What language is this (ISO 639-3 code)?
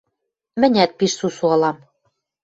mrj